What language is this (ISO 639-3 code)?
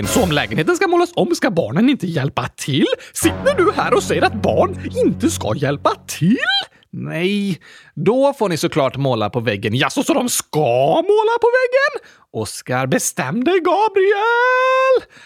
swe